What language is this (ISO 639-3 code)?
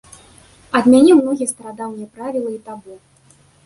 bel